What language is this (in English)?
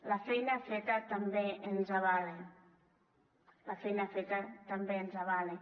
Catalan